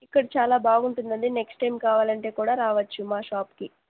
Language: Telugu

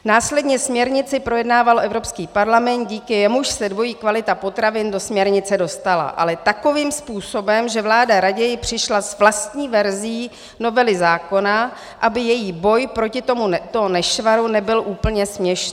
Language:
Czech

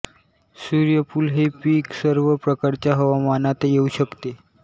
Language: Marathi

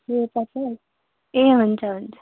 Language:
Nepali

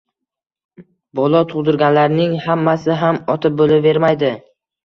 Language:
Uzbek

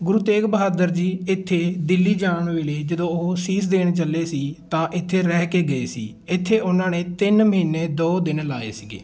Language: Punjabi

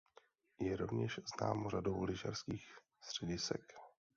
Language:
Czech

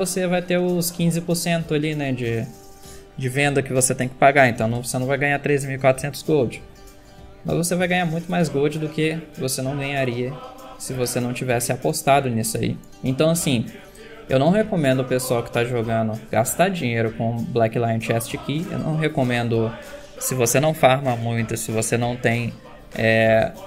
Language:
Portuguese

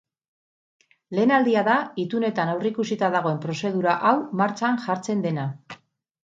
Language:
Basque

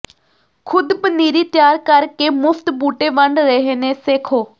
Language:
Punjabi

